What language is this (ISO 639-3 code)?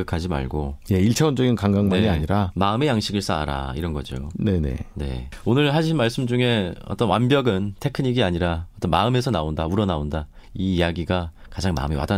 kor